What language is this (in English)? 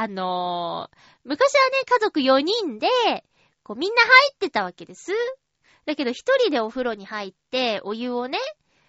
Japanese